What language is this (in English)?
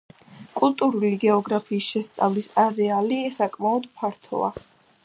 Georgian